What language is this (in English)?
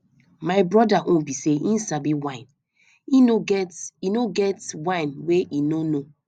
Nigerian Pidgin